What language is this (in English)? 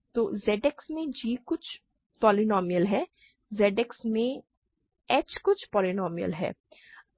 Hindi